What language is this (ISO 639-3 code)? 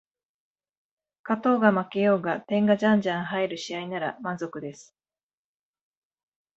jpn